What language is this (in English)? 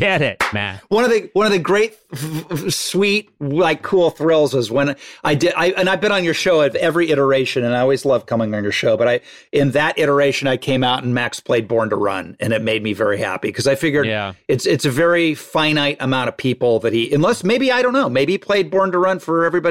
English